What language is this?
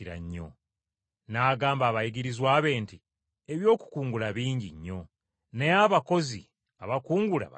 Ganda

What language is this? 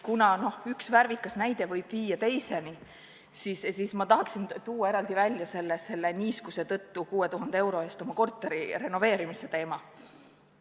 Estonian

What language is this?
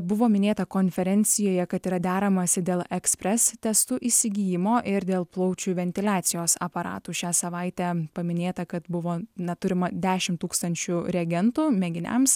Lithuanian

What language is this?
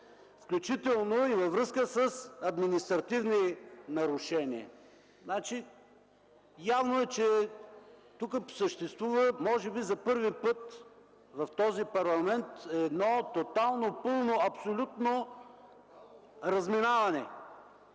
Bulgarian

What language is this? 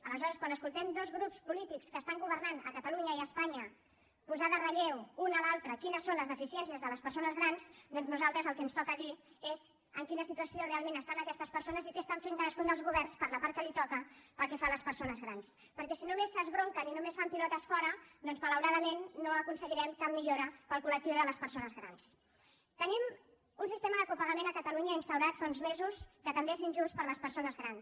Catalan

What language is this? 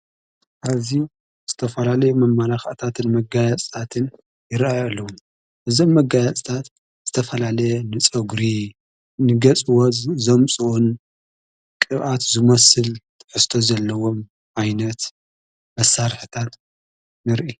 Tigrinya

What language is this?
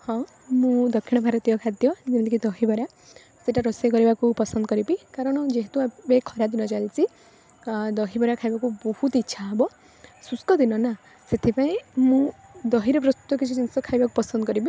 Odia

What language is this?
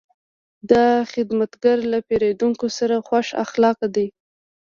Pashto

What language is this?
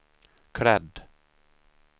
Swedish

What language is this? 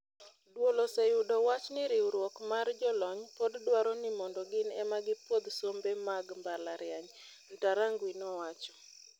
Luo (Kenya and Tanzania)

